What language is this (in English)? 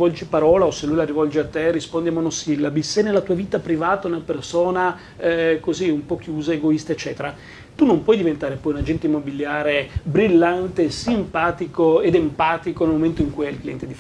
Italian